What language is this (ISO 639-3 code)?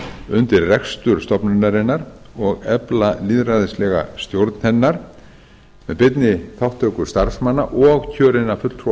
isl